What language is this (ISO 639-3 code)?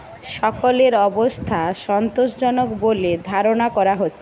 ben